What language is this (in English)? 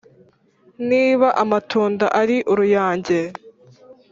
Kinyarwanda